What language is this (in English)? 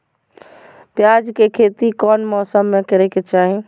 Magahi